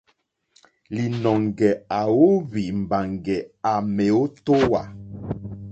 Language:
Mokpwe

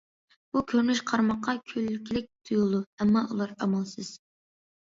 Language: Uyghur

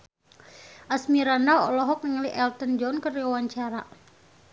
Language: Sundanese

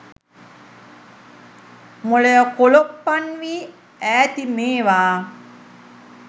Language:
Sinhala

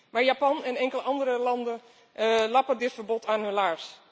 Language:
Dutch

